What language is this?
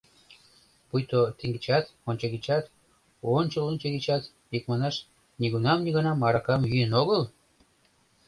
Mari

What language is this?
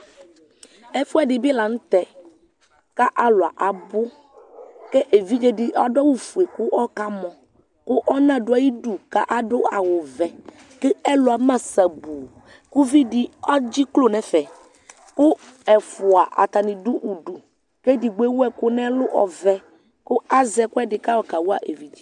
Ikposo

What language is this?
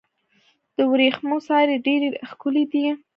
Pashto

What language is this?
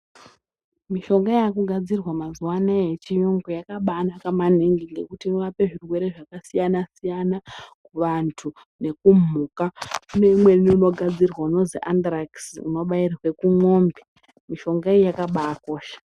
Ndau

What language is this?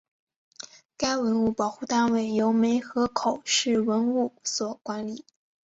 Chinese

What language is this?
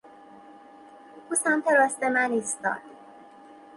Persian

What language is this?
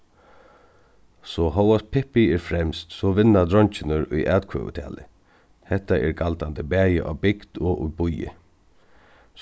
Faroese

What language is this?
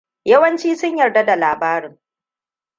Hausa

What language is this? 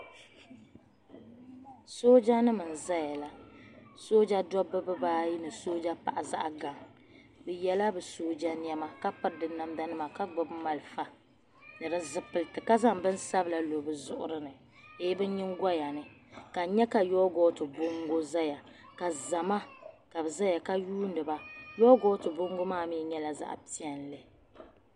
Dagbani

